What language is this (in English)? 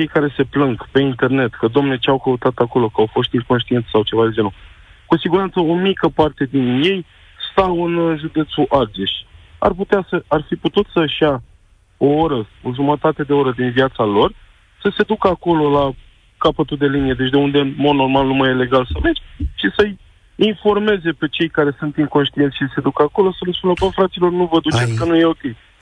Romanian